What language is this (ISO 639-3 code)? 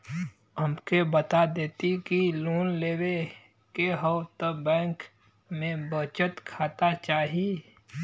bho